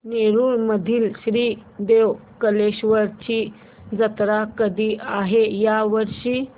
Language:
Marathi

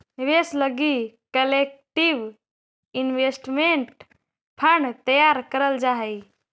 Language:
Magahi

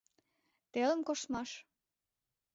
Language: Mari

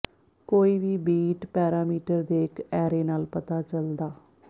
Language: Punjabi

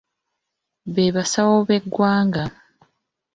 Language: Ganda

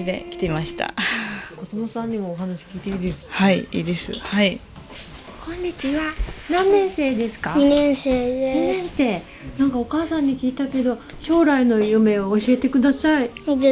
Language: Japanese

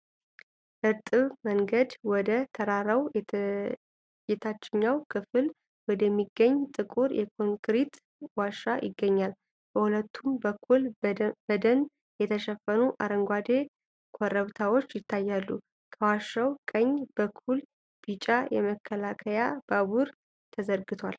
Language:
Amharic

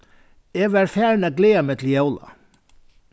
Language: Faroese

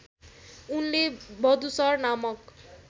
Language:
Nepali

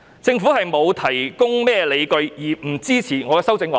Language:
Cantonese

